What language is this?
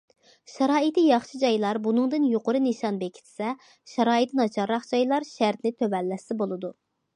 Uyghur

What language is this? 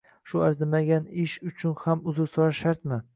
Uzbek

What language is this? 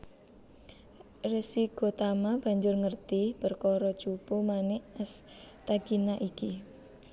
Javanese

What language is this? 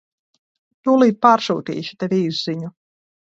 Latvian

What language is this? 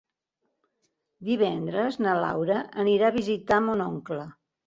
Catalan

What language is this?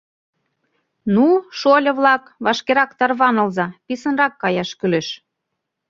Mari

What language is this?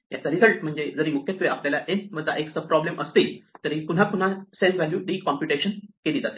Marathi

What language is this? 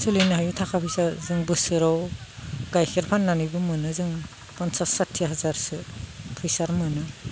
Bodo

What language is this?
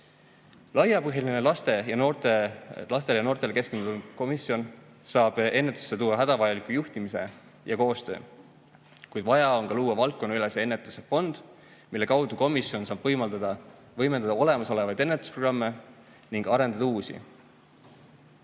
Estonian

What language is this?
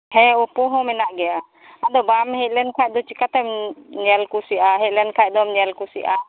Santali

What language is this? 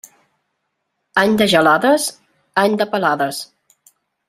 Catalan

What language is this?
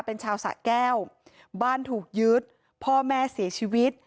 Thai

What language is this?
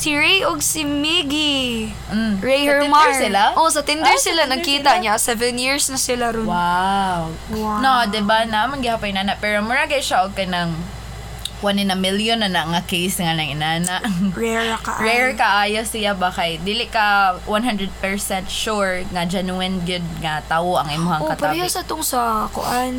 Filipino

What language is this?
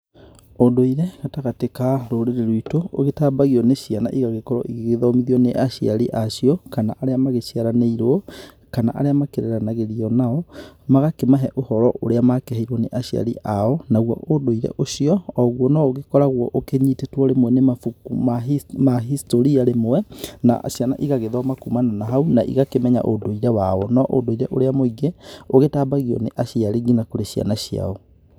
Kikuyu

